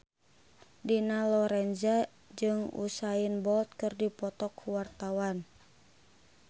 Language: Sundanese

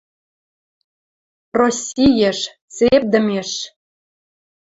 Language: Western Mari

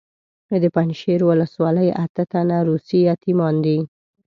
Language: Pashto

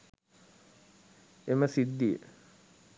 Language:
Sinhala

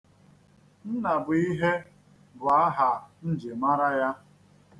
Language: Igbo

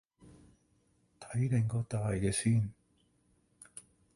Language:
Cantonese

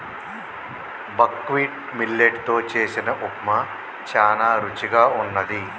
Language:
Telugu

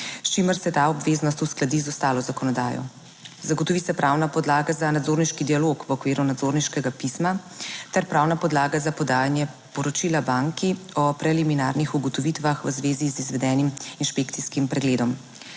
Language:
Slovenian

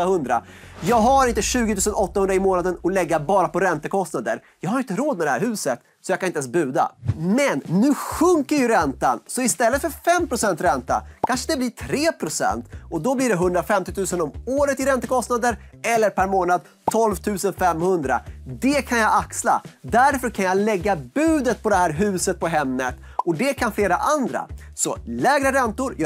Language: Swedish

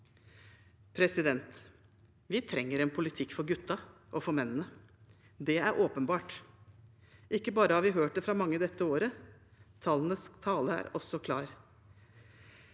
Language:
Norwegian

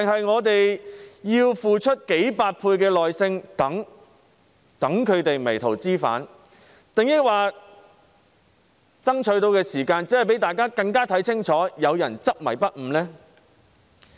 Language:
Cantonese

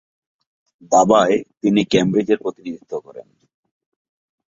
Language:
Bangla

